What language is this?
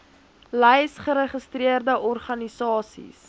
Afrikaans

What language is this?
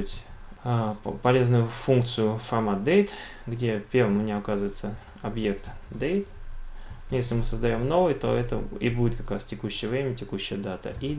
Russian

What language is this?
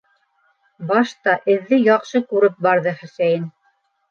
Bashkir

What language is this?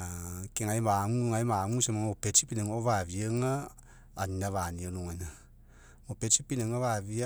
Mekeo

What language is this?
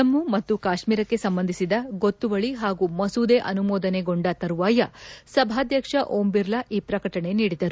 Kannada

